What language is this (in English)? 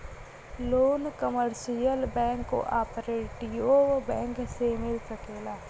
Bhojpuri